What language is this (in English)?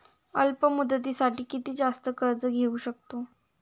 Marathi